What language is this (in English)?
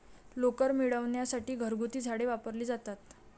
Marathi